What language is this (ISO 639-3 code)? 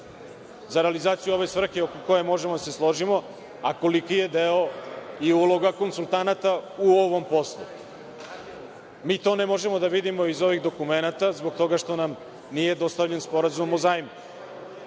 srp